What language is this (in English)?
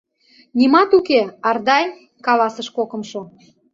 Mari